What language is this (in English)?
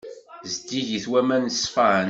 Kabyle